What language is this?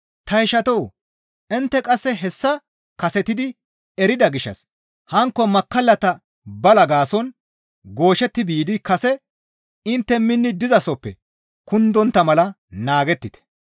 Gamo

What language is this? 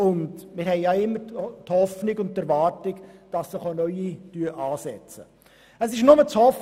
Swiss German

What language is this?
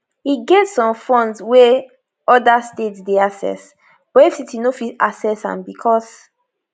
Nigerian Pidgin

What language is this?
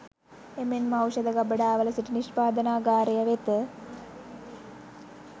Sinhala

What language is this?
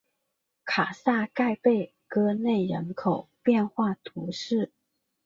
Chinese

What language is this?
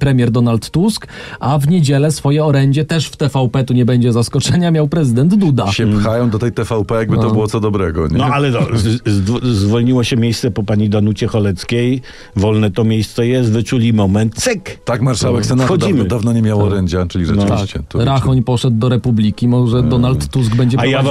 Polish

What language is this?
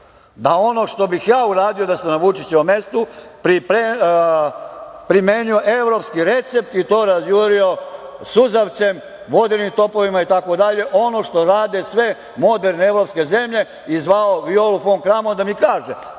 Serbian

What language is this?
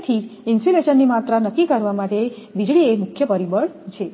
Gujarati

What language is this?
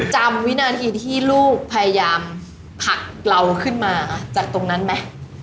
Thai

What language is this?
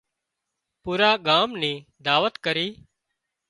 Wadiyara Koli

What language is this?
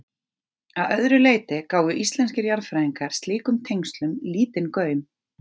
Icelandic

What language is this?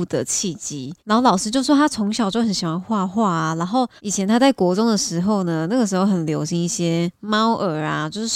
Chinese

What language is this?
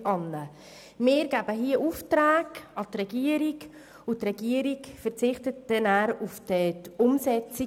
Swiss German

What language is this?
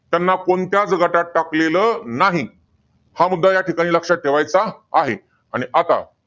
Marathi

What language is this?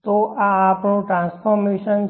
Gujarati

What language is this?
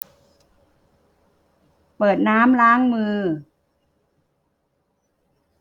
Thai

